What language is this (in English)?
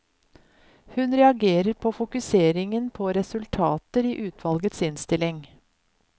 Norwegian